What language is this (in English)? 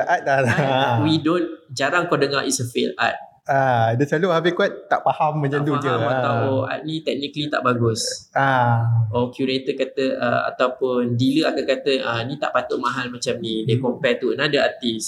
Malay